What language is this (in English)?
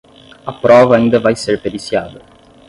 Portuguese